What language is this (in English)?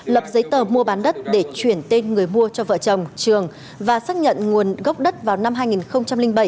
Vietnamese